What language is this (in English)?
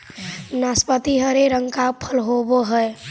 Magahi